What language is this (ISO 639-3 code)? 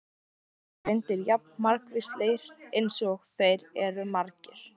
isl